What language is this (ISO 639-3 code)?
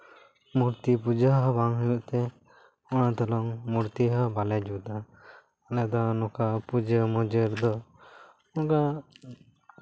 sat